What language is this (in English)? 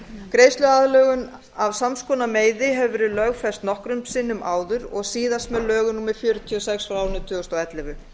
Icelandic